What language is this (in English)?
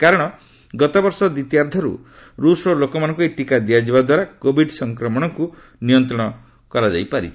Odia